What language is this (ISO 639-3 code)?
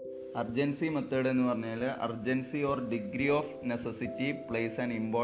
mal